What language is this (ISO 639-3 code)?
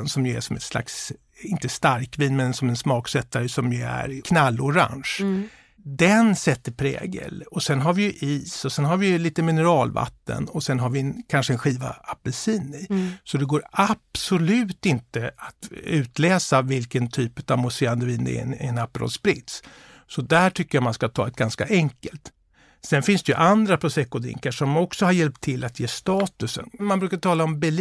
swe